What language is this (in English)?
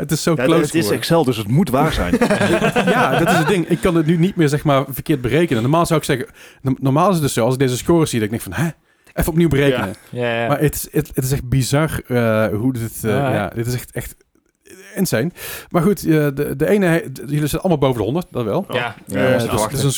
Dutch